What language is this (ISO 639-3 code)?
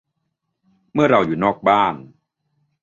tha